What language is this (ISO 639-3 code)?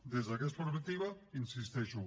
cat